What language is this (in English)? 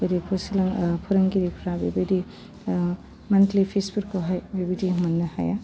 Bodo